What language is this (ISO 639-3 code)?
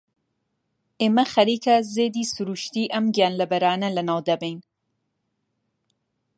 ckb